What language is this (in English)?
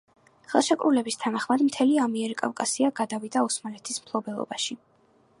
Georgian